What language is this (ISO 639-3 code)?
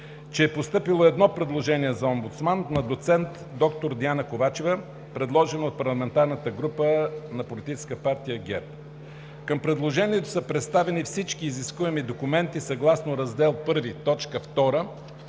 bul